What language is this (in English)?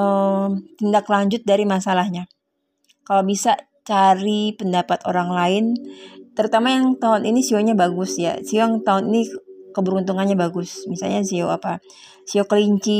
Indonesian